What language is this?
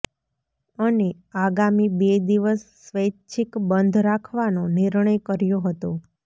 Gujarati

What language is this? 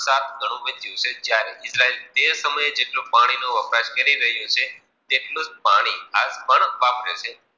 Gujarati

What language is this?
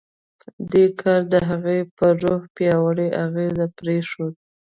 Pashto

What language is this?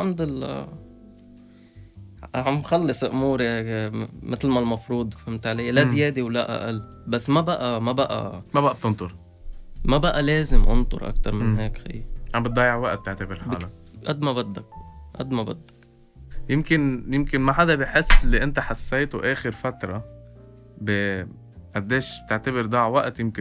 Arabic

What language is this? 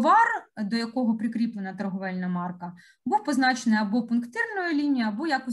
Ukrainian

